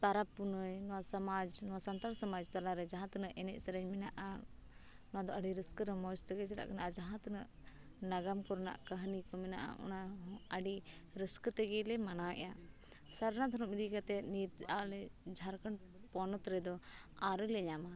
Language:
Santali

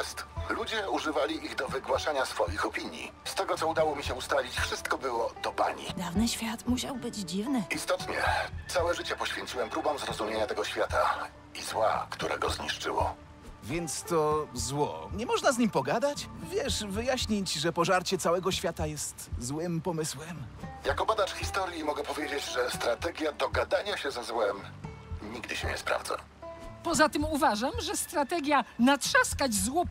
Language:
Polish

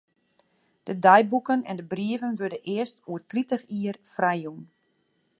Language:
Western Frisian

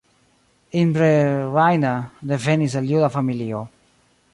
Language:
Esperanto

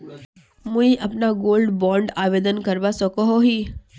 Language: Magahi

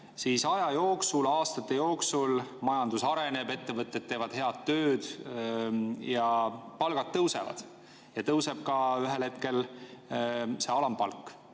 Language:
Estonian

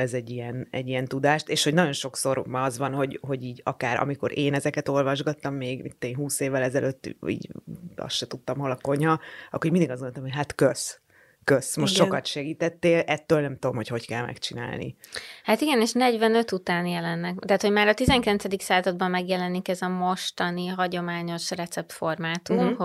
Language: Hungarian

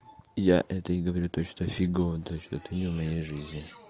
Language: Russian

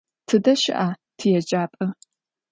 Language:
Adyghe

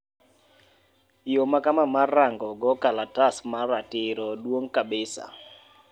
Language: Luo (Kenya and Tanzania)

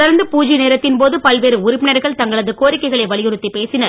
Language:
Tamil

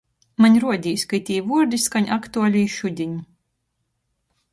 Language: Latgalian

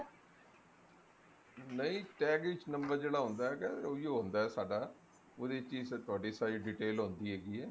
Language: Punjabi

